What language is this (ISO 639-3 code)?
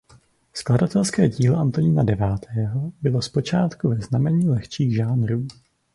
ces